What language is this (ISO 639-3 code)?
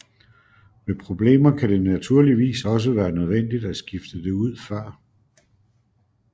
dan